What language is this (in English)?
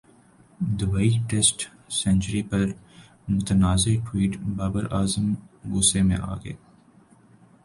Urdu